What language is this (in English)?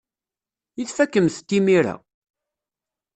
Kabyle